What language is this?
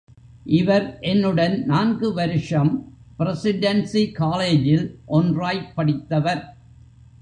Tamil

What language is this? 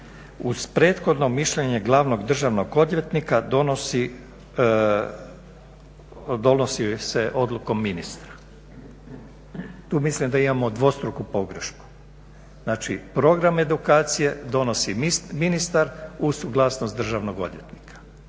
Croatian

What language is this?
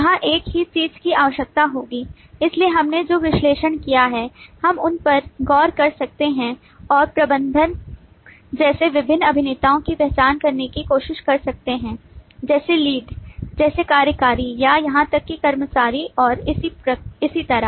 Hindi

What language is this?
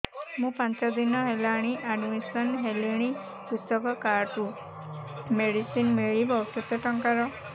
Odia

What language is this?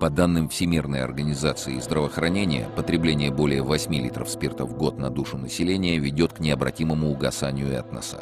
Russian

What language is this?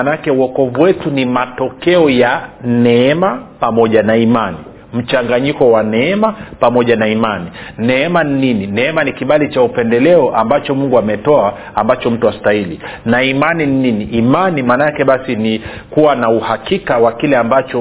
Swahili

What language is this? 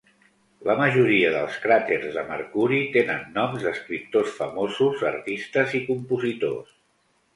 Catalan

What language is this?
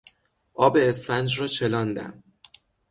Persian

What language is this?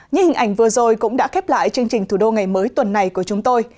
Vietnamese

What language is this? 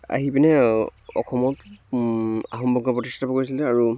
Assamese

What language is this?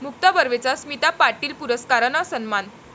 Marathi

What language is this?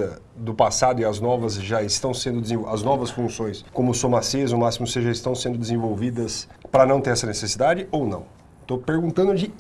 Portuguese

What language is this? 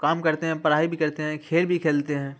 Urdu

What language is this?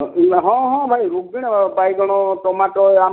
Odia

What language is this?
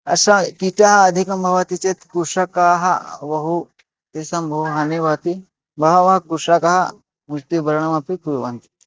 Sanskrit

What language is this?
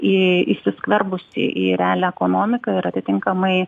Lithuanian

